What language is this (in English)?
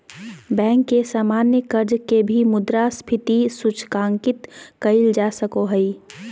Magahi